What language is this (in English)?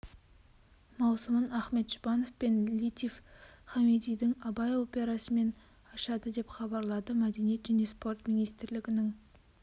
Kazakh